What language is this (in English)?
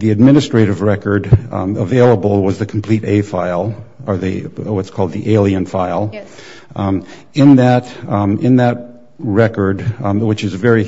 English